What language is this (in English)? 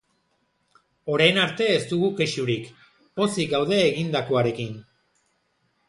Basque